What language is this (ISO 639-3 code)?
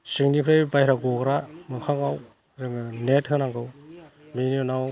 brx